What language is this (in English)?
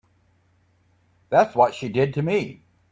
English